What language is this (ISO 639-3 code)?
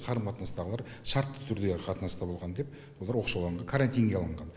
kaz